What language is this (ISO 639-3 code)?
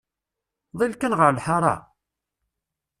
kab